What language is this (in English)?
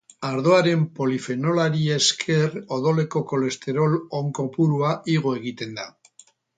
Basque